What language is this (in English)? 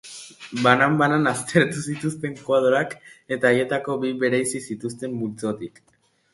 Basque